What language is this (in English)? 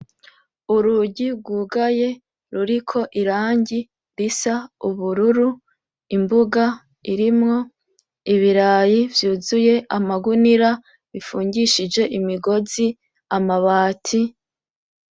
Rundi